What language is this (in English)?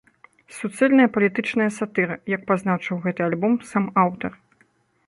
Belarusian